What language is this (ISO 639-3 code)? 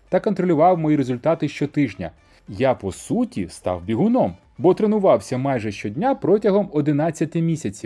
ukr